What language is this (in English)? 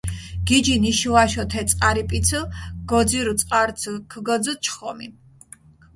Mingrelian